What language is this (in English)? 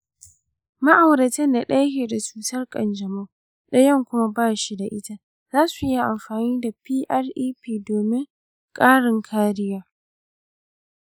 Hausa